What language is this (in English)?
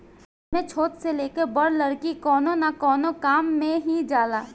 Bhojpuri